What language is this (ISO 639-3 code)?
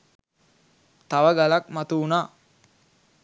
sin